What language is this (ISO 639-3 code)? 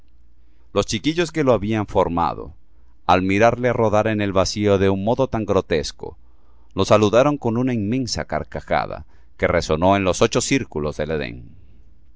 spa